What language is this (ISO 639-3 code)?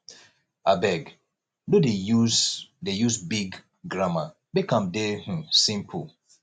pcm